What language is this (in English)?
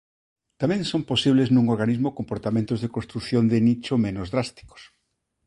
Galician